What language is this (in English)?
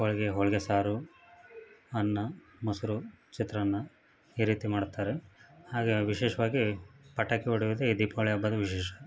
Kannada